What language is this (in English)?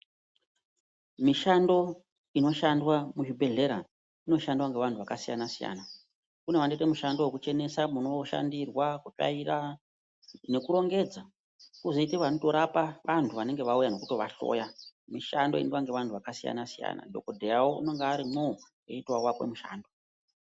Ndau